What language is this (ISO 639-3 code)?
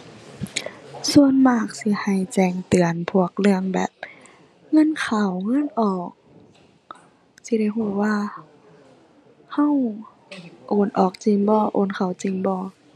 tha